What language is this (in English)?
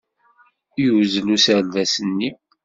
Kabyle